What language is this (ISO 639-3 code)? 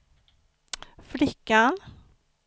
swe